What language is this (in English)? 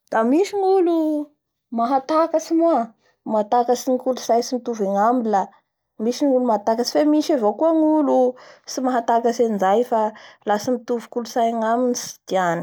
Bara Malagasy